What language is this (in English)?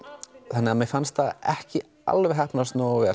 Icelandic